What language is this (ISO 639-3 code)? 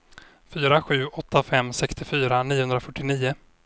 swe